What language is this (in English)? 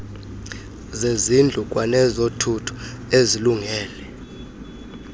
Xhosa